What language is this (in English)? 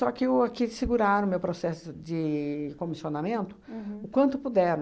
Portuguese